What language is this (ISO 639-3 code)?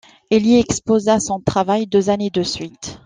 fra